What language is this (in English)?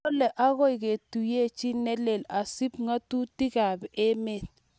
Kalenjin